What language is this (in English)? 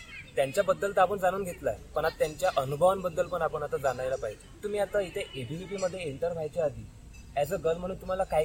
Marathi